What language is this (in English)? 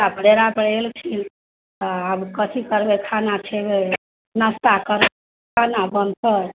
Maithili